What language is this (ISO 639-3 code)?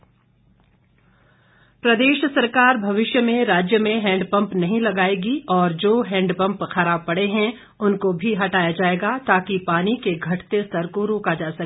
hin